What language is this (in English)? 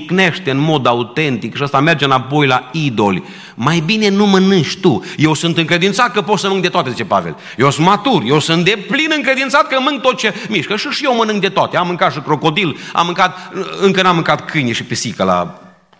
Romanian